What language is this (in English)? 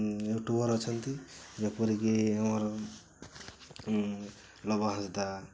Odia